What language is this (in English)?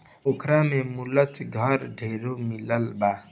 Bhojpuri